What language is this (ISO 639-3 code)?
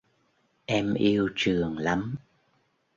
vie